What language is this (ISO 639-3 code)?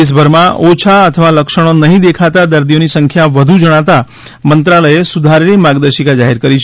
guj